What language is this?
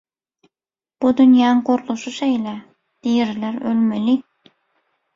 Turkmen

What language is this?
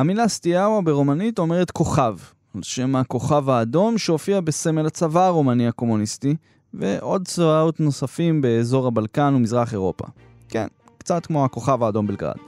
Hebrew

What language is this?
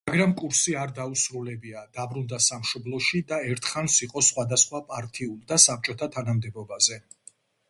Georgian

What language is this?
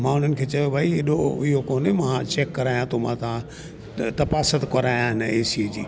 Sindhi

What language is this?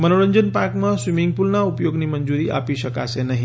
Gujarati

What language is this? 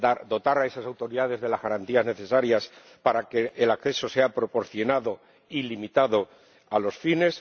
Spanish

